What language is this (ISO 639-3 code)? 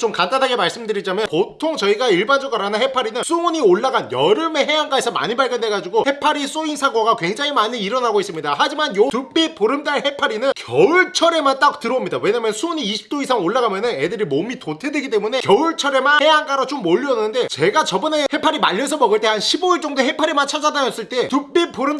kor